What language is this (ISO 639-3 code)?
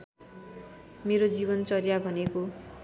nep